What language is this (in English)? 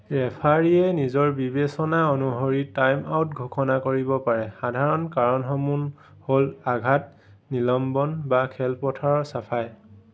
Assamese